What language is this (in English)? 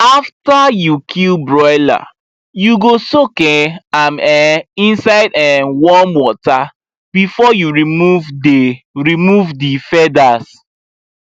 Nigerian Pidgin